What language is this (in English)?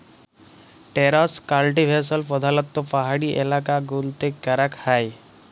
Bangla